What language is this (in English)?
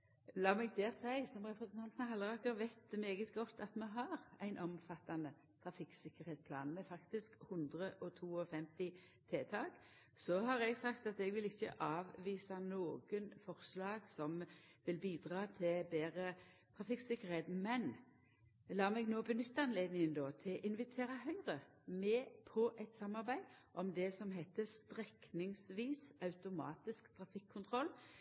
Norwegian Nynorsk